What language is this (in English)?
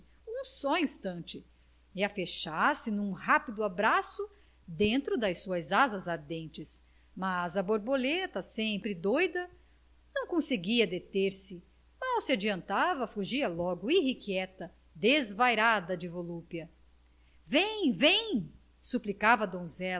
Portuguese